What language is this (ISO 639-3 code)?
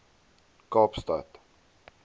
afr